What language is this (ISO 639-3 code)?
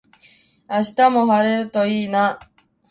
jpn